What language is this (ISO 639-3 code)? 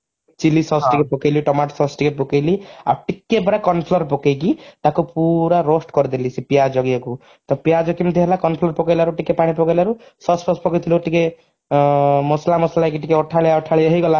ori